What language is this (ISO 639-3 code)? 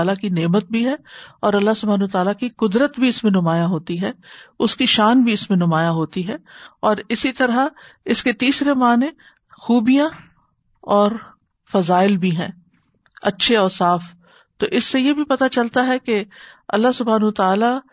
urd